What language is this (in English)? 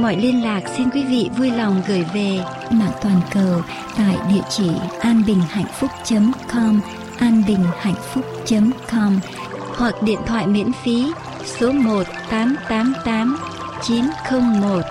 Vietnamese